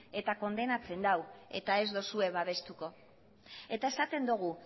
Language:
Basque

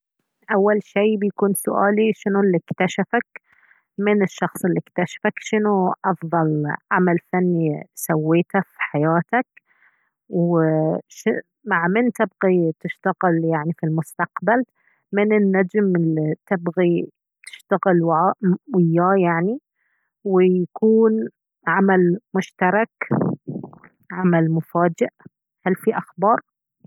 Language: Baharna Arabic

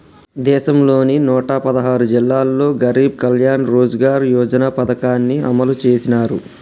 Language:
Telugu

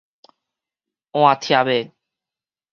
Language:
Min Nan Chinese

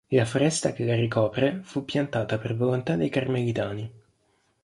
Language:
Italian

